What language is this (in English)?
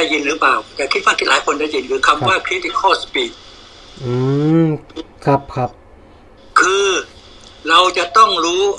Thai